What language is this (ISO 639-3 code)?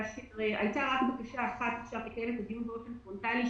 heb